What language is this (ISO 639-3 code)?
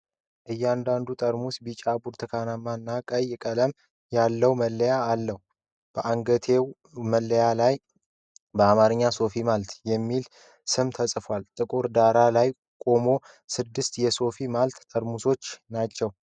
amh